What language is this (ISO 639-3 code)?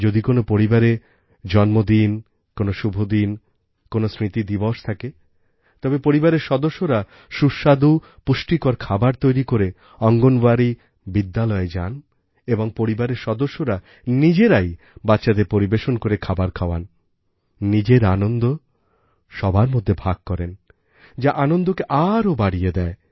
ben